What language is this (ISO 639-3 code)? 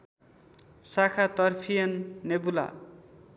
nep